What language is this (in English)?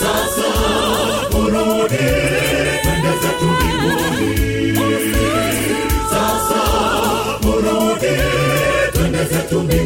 Swahili